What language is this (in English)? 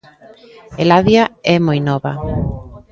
Galician